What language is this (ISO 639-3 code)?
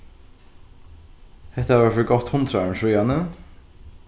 fao